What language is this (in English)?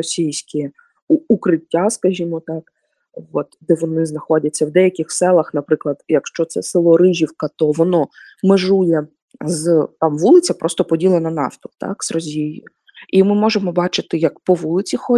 Ukrainian